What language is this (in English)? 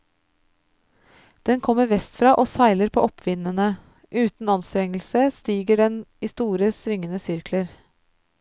Norwegian